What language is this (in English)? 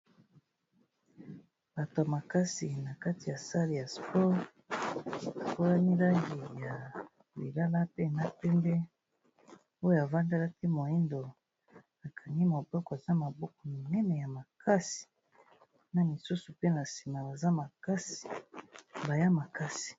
Lingala